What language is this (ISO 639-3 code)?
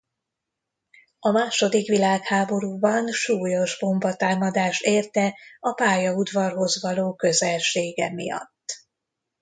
hun